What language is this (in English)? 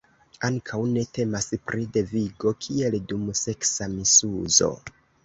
Esperanto